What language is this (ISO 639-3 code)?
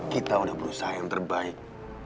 ind